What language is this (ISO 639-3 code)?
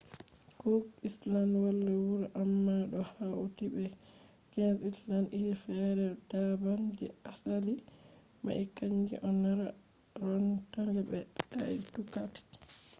ful